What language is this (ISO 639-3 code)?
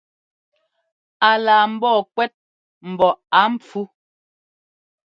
jgo